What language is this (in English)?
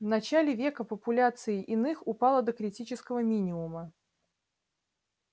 Russian